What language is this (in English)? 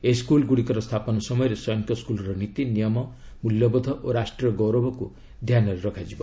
Odia